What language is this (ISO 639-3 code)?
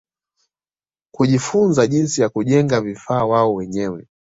swa